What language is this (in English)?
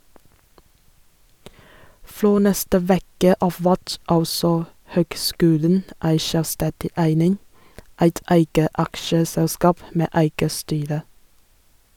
Norwegian